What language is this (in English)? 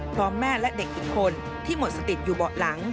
Thai